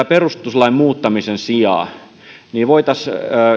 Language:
Finnish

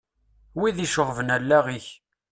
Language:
Kabyle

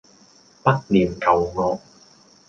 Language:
Cantonese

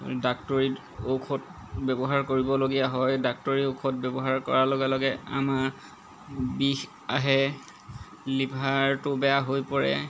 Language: Assamese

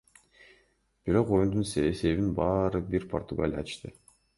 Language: Kyrgyz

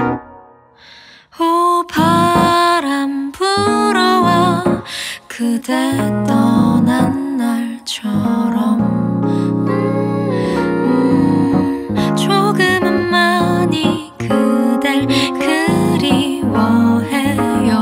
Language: Korean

